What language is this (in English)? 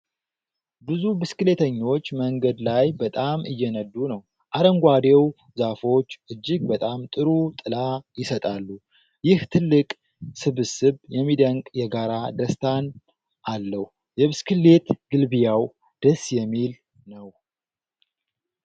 Amharic